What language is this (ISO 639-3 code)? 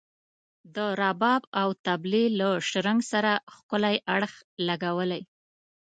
pus